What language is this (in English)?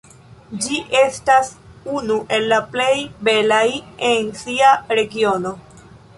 Esperanto